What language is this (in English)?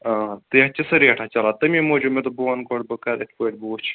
Kashmiri